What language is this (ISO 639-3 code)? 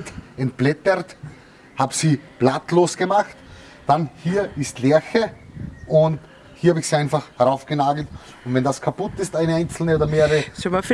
deu